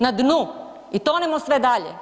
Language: Croatian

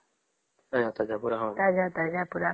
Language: Odia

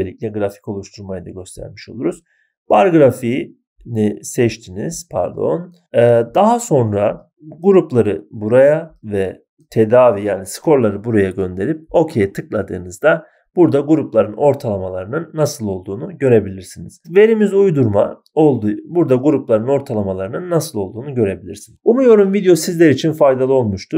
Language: Turkish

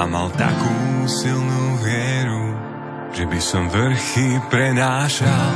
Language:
Slovak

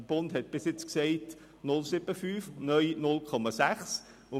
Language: Swiss German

